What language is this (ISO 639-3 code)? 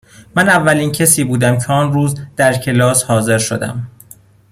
fas